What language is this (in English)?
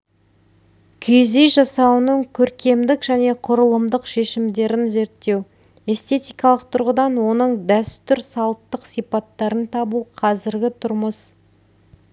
Kazakh